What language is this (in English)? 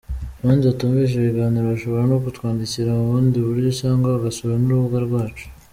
Kinyarwanda